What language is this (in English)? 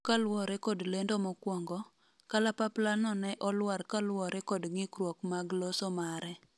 Luo (Kenya and Tanzania)